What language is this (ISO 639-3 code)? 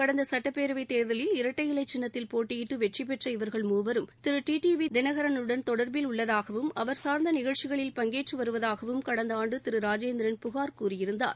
tam